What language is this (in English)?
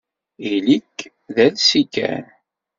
Kabyle